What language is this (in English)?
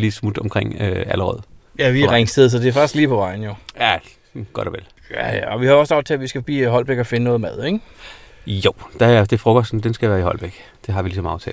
Danish